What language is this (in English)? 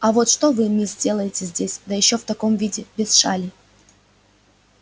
Russian